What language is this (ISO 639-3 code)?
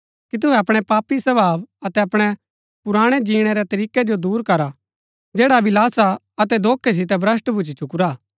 gbk